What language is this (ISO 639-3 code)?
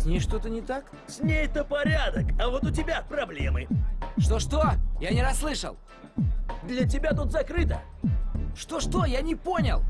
rus